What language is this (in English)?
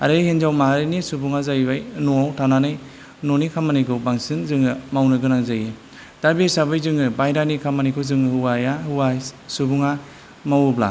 Bodo